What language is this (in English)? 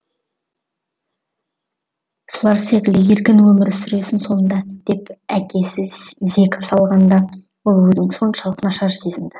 Kazakh